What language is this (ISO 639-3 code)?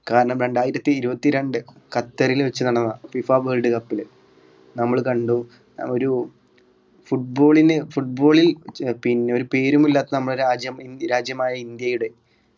mal